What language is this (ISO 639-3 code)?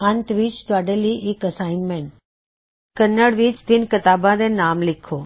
pan